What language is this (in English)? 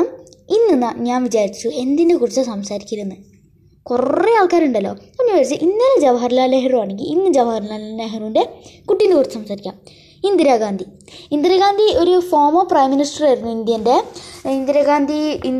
Malayalam